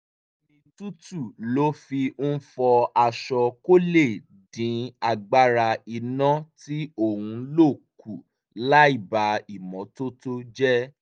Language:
Yoruba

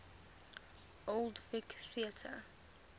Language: English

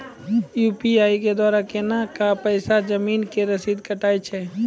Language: Maithili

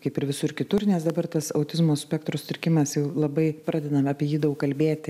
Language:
Lithuanian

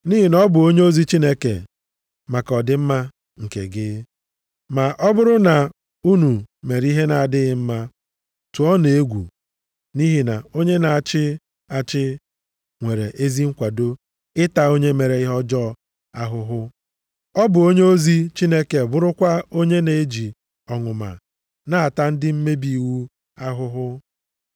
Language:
Igbo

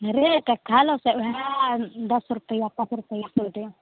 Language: Maithili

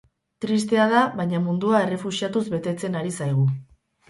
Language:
Basque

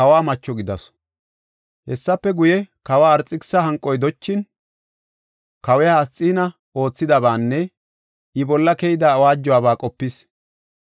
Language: Gofa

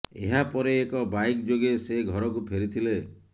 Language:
Odia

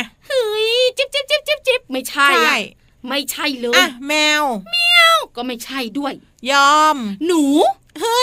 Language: Thai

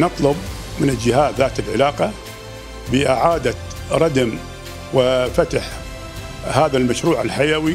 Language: Arabic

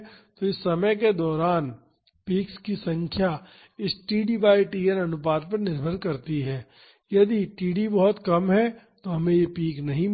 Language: Hindi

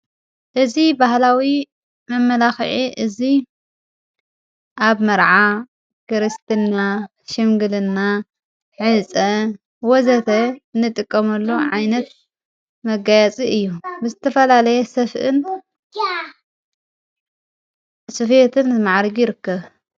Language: Tigrinya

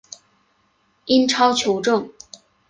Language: Chinese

